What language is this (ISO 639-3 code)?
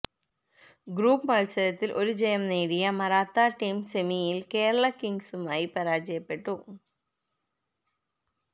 mal